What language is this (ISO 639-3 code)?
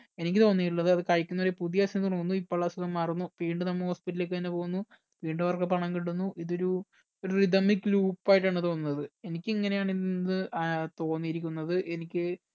mal